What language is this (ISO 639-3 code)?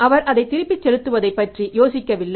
tam